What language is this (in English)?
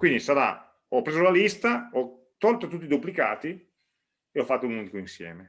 Italian